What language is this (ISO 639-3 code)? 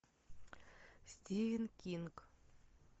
rus